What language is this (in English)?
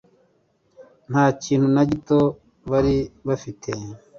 Kinyarwanda